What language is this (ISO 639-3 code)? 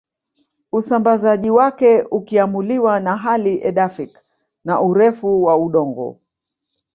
swa